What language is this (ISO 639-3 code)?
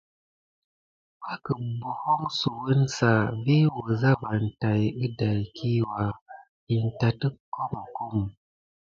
gid